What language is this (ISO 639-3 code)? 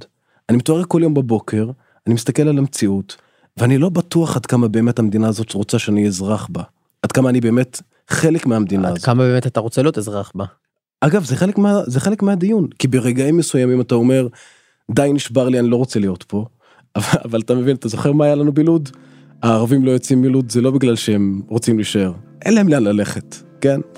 heb